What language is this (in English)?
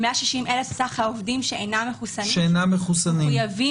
Hebrew